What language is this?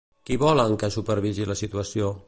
Catalan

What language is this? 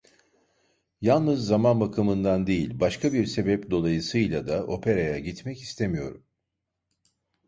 Turkish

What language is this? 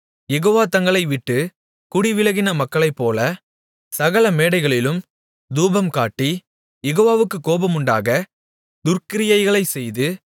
Tamil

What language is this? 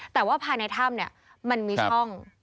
Thai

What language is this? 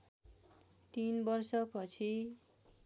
Nepali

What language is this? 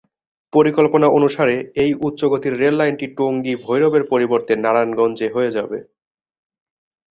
Bangla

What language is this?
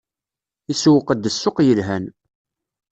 Kabyle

